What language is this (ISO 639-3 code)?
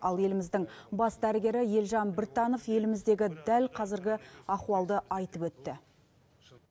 kaz